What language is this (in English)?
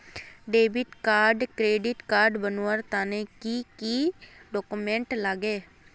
Magahi